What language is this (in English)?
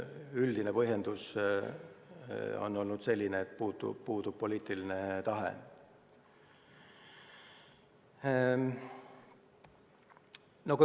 Estonian